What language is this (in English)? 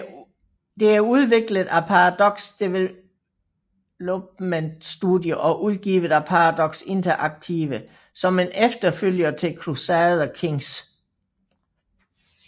Danish